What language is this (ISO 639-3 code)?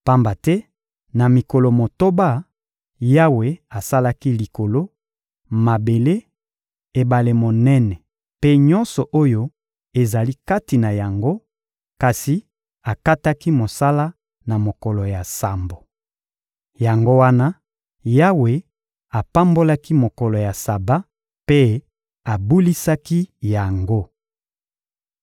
lin